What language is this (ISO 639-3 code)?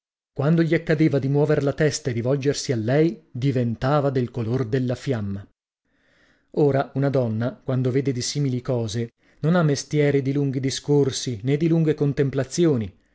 ita